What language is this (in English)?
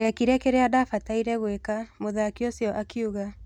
Kikuyu